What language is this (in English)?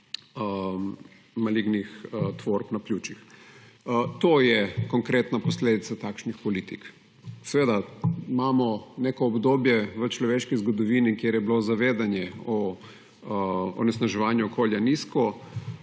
Slovenian